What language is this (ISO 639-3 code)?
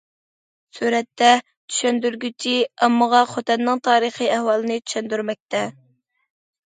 uig